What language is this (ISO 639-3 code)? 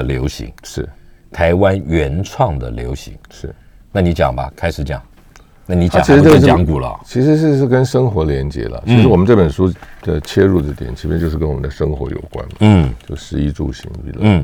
zho